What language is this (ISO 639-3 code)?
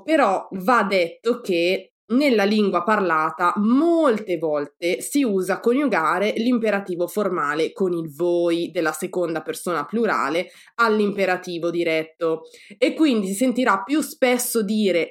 ita